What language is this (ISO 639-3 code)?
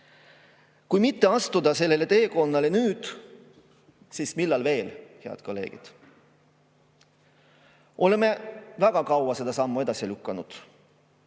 est